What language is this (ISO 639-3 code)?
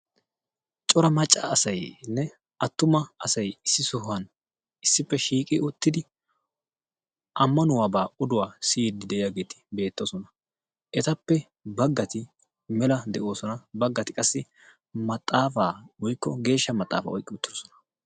wal